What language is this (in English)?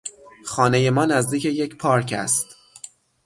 Persian